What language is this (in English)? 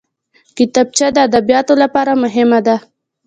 Pashto